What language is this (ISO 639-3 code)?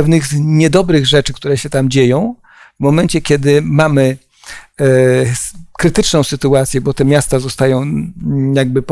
pol